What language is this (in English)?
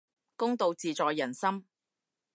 Cantonese